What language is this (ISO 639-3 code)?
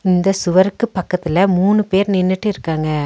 tam